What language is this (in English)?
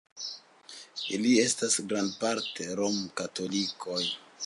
Esperanto